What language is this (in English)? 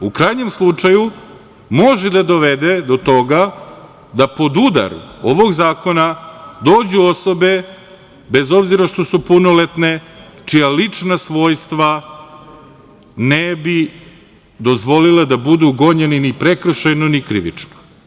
Serbian